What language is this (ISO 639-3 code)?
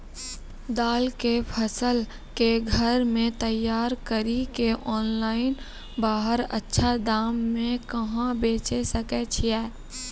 mai